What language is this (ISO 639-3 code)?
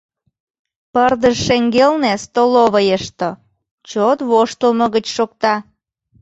chm